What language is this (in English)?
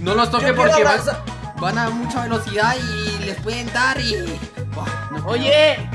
Spanish